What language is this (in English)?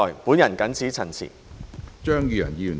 Cantonese